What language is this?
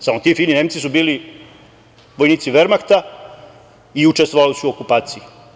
Serbian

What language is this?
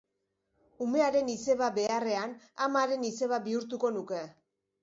Basque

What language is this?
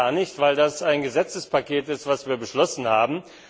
German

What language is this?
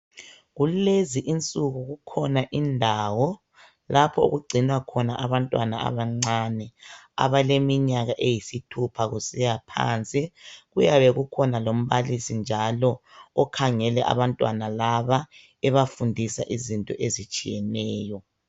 North Ndebele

